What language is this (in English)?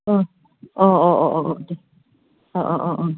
Bodo